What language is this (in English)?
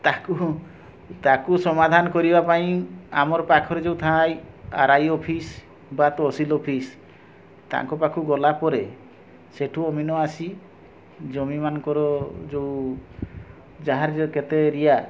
Odia